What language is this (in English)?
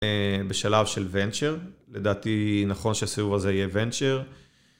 Hebrew